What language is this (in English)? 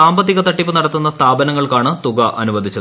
Malayalam